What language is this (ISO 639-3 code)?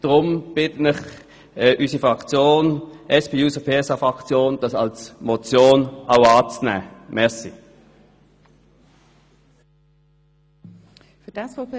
gsw